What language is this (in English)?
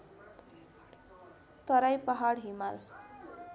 Nepali